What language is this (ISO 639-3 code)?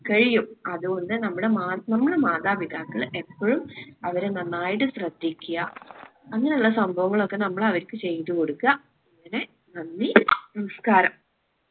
mal